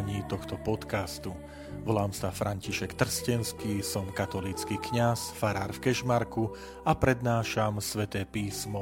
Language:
Slovak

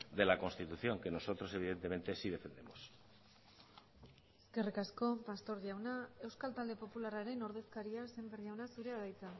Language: Basque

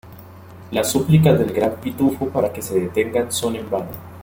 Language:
Spanish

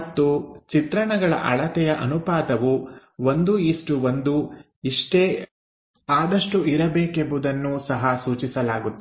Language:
Kannada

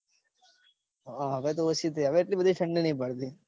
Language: Gujarati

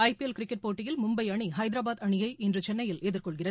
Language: Tamil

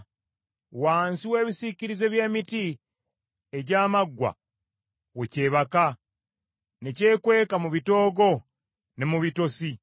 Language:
Ganda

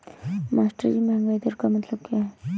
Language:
Hindi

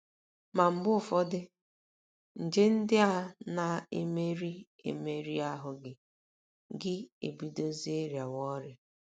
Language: Igbo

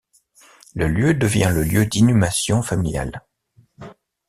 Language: French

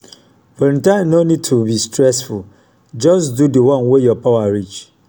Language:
Nigerian Pidgin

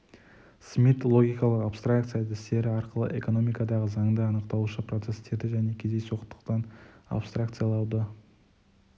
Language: Kazakh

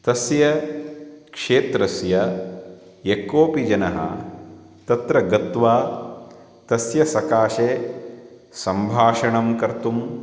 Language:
Sanskrit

